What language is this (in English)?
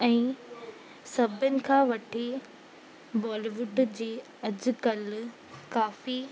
Sindhi